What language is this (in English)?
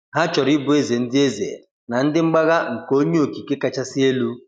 Igbo